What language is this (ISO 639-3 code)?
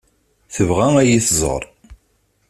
kab